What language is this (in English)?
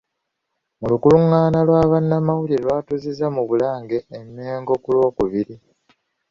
Ganda